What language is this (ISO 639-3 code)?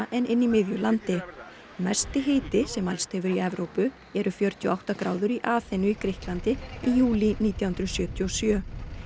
isl